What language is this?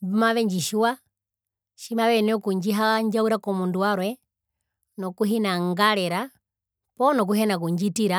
Herero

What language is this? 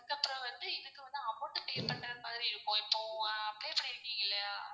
Tamil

